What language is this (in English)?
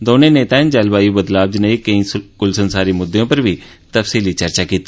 Dogri